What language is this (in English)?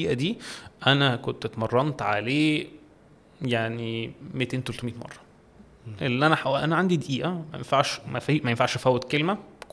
Arabic